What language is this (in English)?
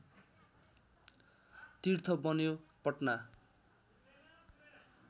Nepali